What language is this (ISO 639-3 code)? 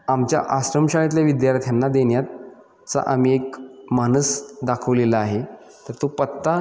mar